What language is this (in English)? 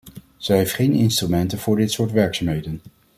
Dutch